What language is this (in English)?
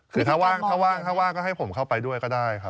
Thai